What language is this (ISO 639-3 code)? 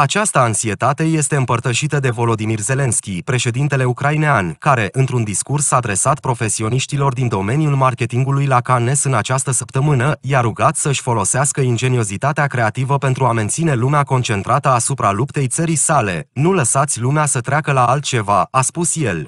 ron